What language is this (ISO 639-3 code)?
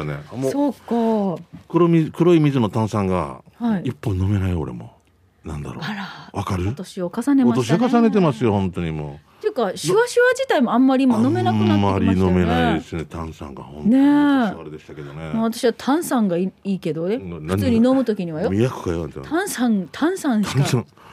jpn